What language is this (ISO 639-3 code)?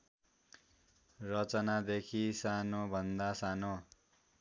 nep